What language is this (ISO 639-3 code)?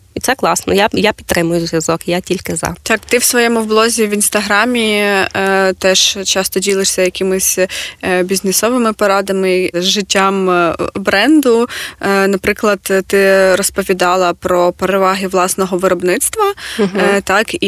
ukr